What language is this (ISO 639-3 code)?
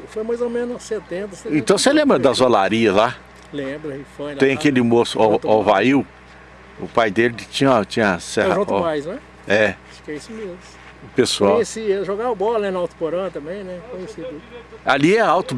por